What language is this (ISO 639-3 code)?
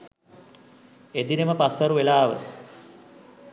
sin